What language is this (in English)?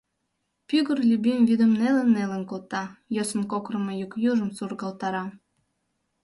Mari